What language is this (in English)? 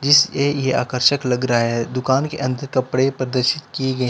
Hindi